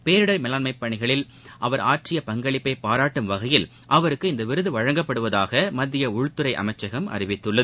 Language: Tamil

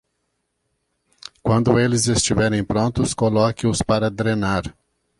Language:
Portuguese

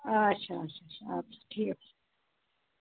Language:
Kashmiri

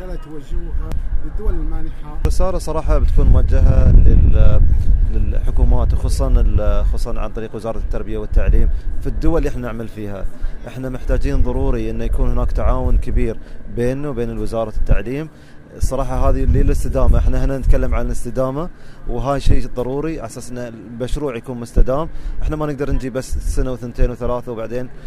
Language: Arabic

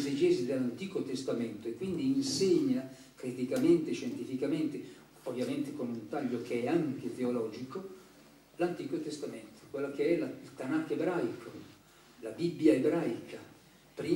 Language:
Italian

